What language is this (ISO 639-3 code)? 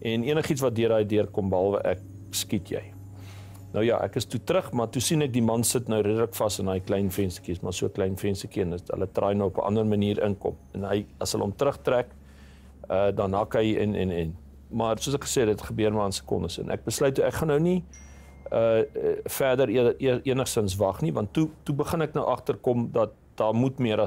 nld